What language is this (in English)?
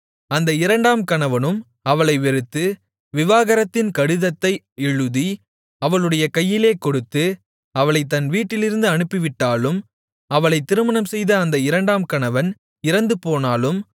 Tamil